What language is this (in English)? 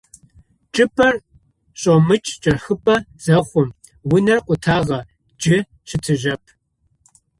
Adyghe